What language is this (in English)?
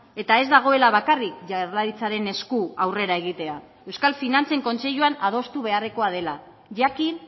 Basque